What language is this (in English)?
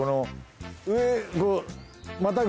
Japanese